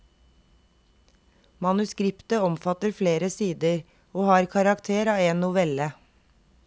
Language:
Norwegian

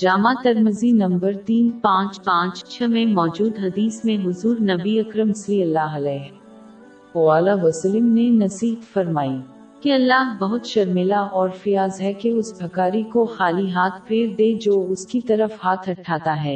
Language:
Urdu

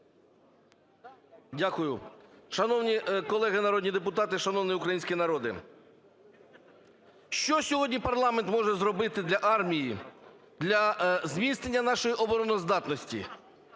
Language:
Ukrainian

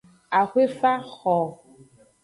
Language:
Aja (Benin)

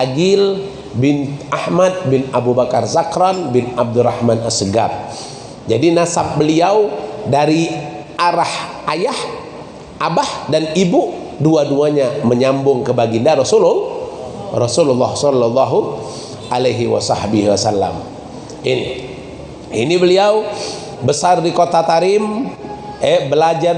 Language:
Indonesian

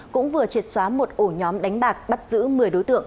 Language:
Vietnamese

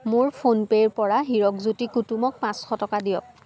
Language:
Assamese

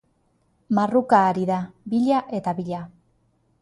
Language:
Basque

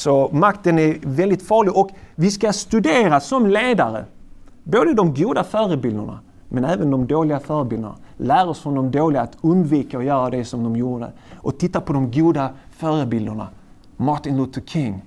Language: Swedish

